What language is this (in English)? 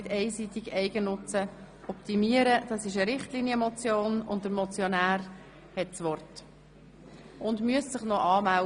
Swiss German